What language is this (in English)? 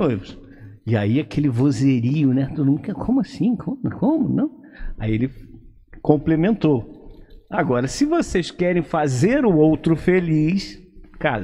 Portuguese